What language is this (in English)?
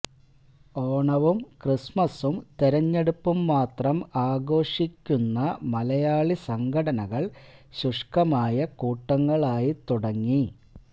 Malayalam